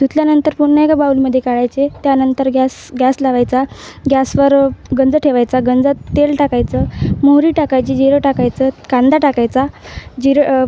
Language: Marathi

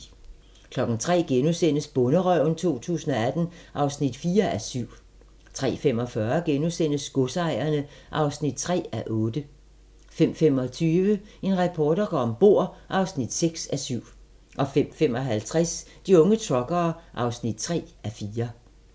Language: Danish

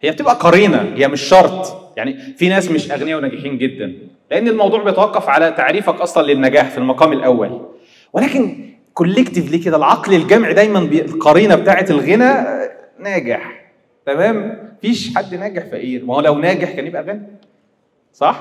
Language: Arabic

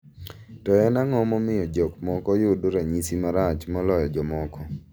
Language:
Luo (Kenya and Tanzania)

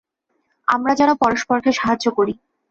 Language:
Bangla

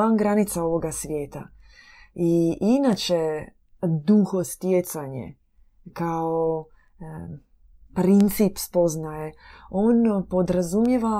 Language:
Croatian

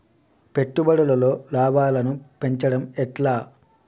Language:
Telugu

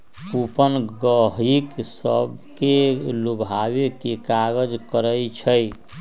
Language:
Magahi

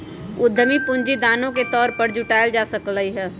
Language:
Magahi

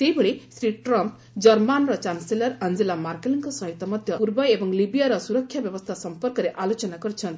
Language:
Odia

